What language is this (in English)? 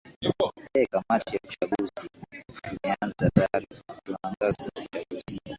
Swahili